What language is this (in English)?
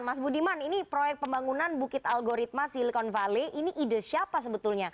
Indonesian